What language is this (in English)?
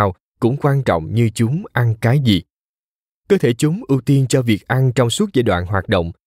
Vietnamese